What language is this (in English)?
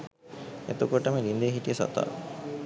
Sinhala